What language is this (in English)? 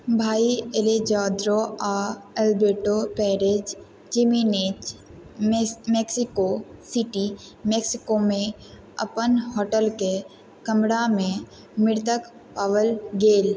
Maithili